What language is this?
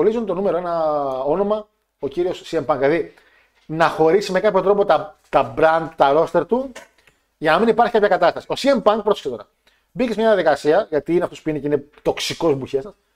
Greek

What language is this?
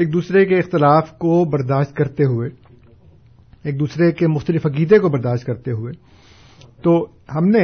Urdu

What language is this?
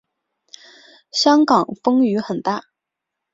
Chinese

